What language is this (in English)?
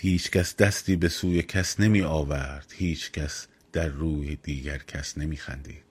Persian